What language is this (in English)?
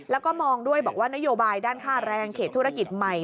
Thai